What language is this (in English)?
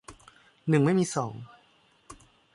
Thai